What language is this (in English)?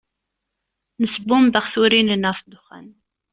Kabyle